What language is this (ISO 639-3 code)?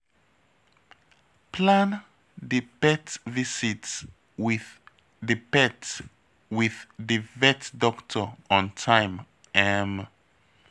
pcm